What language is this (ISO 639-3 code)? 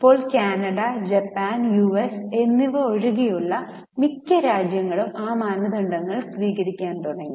mal